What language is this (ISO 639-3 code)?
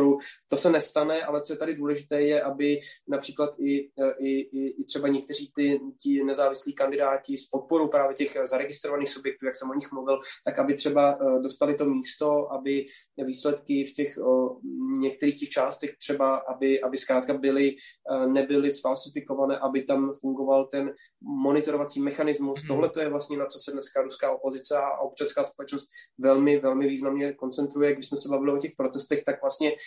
ces